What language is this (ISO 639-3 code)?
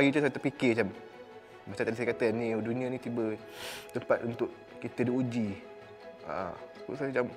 msa